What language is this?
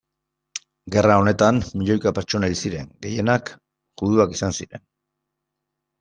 Basque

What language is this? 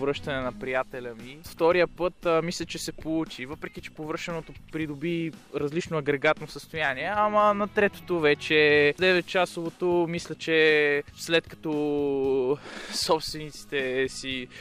Bulgarian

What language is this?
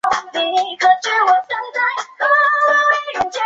Chinese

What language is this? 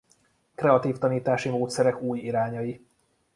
Hungarian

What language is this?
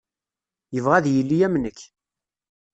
Kabyle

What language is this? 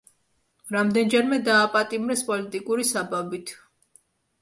Georgian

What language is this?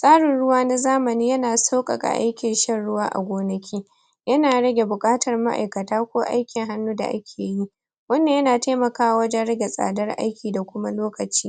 Hausa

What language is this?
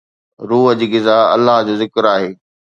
Sindhi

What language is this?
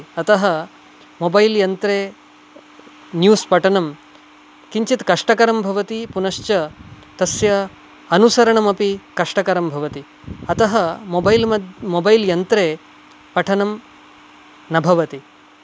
Sanskrit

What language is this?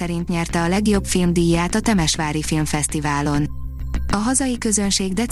Hungarian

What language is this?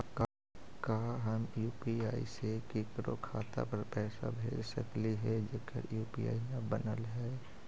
Magahi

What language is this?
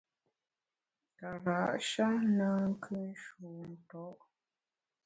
Bamun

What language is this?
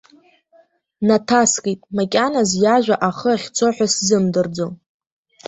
Abkhazian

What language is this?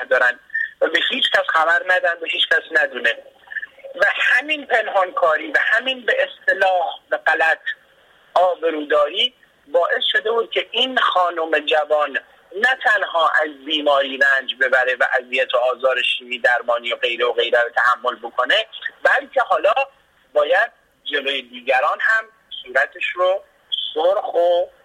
Persian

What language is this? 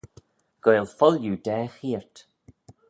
Manx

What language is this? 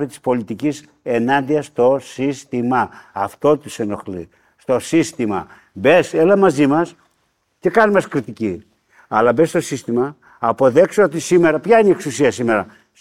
Greek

